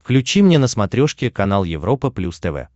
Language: Russian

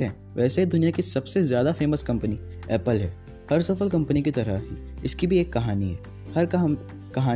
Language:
Hindi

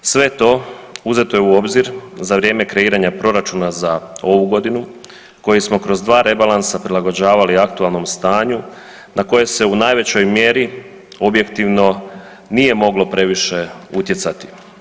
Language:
Croatian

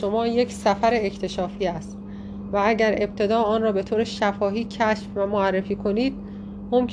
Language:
Persian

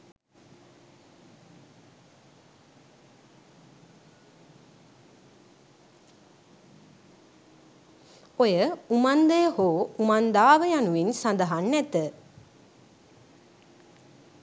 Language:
Sinhala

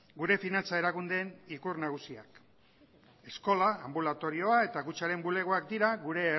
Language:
Basque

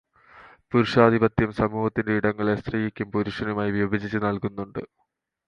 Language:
Malayalam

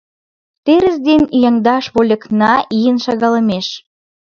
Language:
Mari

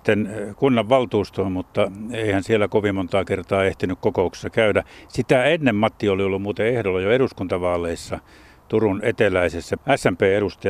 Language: Finnish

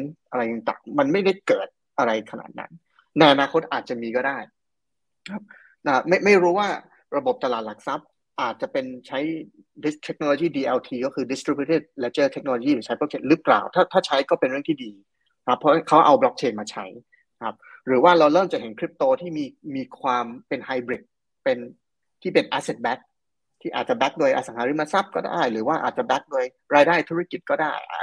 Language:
Thai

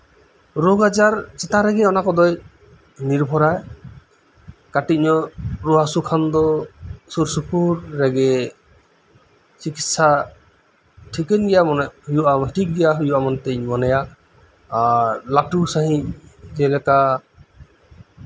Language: Santali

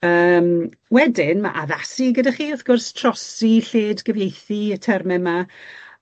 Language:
Welsh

